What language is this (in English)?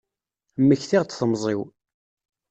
Kabyle